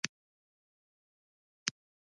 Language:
Pashto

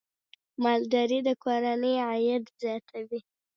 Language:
Pashto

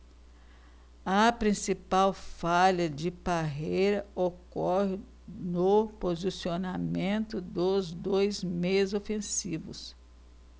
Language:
Portuguese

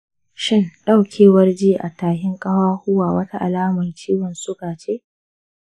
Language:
Hausa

